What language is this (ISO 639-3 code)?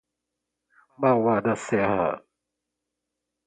por